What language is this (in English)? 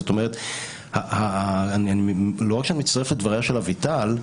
Hebrew